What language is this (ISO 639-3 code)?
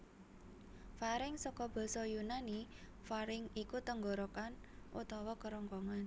jav